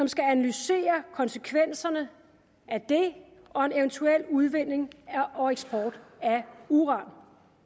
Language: Danish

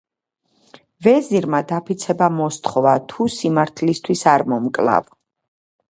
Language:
Georgian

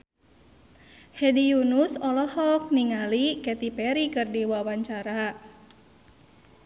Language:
Sundanese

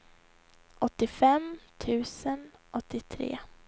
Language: Swedish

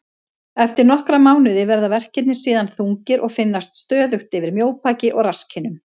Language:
Icelandic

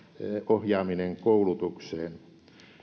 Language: Finnish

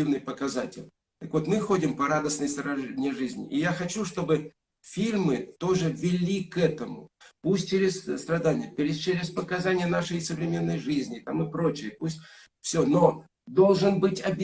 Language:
Russian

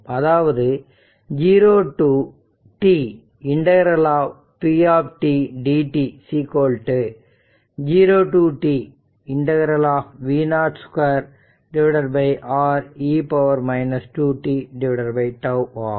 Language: Tamil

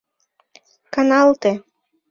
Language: Mari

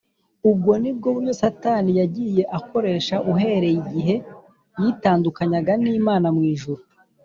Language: Kinyarwanda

